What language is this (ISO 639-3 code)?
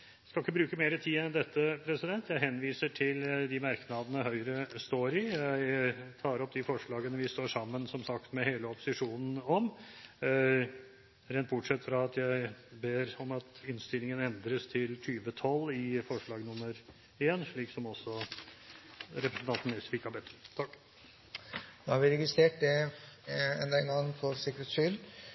nob